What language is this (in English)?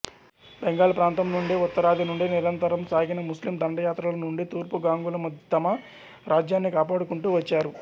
Telugu